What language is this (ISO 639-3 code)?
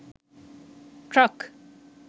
sin